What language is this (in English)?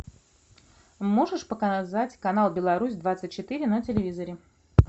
Russian